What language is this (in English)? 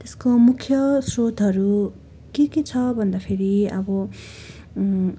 Nepali